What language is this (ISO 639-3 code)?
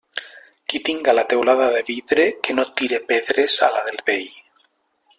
cat